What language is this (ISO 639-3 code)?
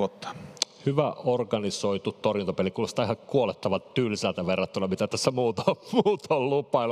fin